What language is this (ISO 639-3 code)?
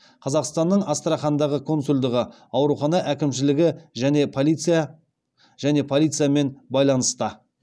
kaz